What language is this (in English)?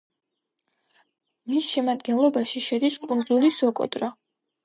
Georgian